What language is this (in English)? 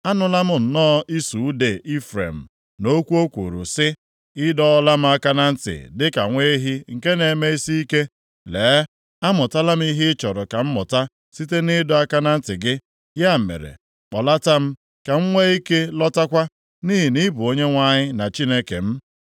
Igbo